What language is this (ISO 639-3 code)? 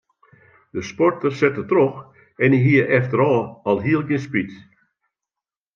fry